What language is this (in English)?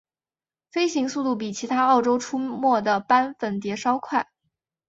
Chinese